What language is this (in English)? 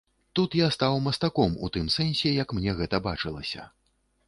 Belarusian